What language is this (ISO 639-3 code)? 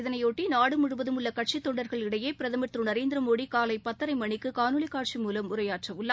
tam